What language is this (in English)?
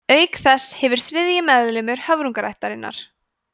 Icelandic